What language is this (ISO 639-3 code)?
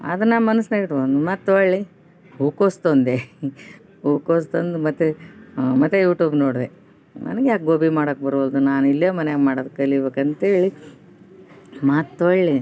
kan